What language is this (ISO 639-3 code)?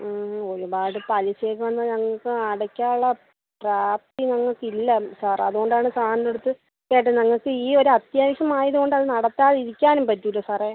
mal